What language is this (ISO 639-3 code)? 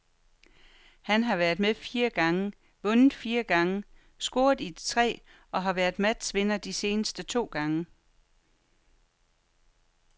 dan